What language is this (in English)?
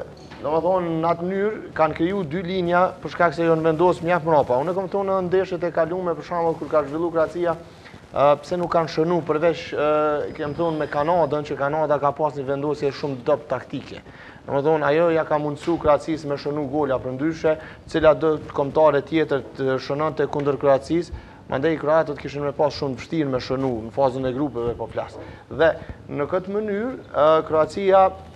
Romanian